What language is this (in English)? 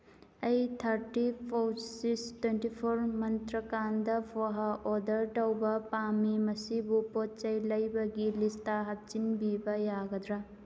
Manipuri